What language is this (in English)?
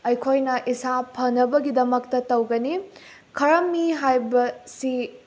Manipuri